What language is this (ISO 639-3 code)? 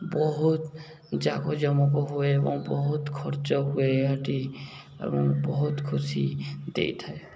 ori